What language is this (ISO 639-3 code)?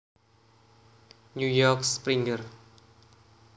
jav